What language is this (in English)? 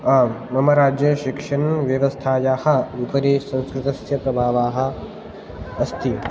Sanskrit